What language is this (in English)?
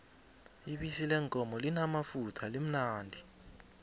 South Ndebele